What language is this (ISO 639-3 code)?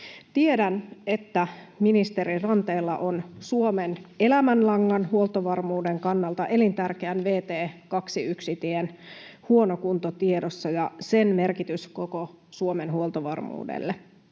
fin